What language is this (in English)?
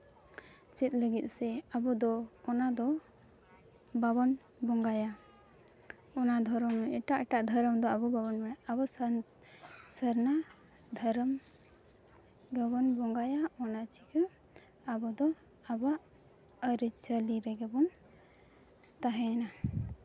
Santali